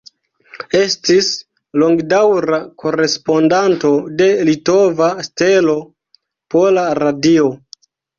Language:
Esperanto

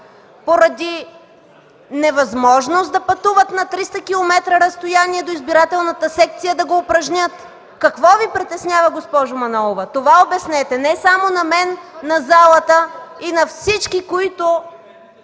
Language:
Bulgarian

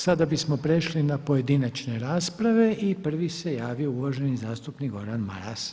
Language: Croatian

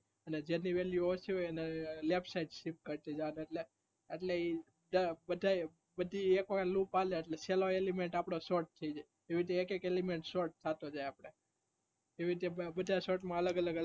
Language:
Gujarati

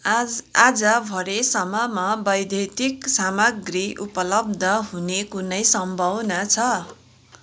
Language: Nepali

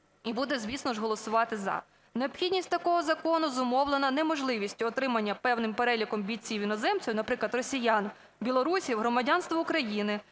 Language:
Ukrainian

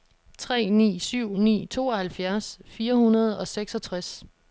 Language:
Danish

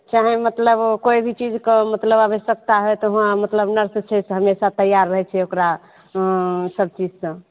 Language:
Maithili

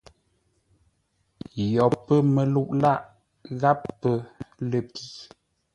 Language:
Ngombale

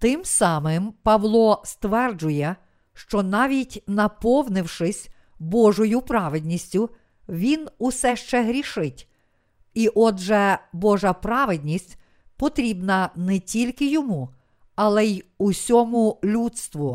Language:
Ukrainian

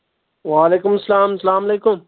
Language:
Kashmiri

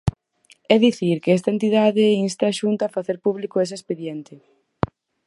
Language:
Galician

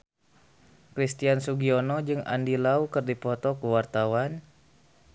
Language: Sundanese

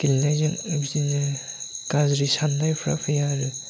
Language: Bodo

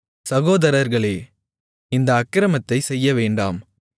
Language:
Tamil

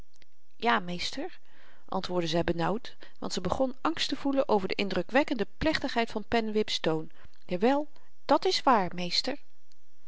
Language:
Dutch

